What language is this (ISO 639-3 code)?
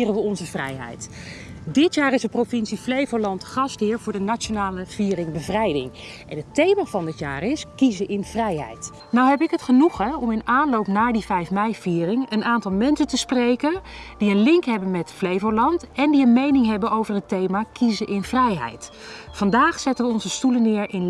nld